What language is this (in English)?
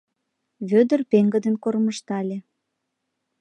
Mari